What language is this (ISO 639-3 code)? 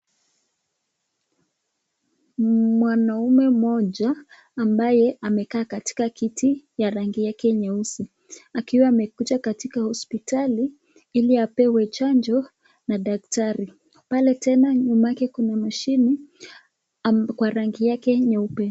swa